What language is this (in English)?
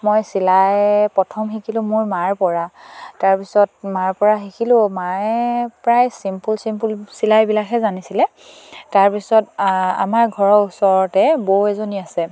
Assamese